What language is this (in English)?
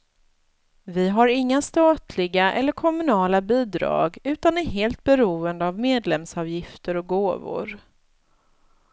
Swedish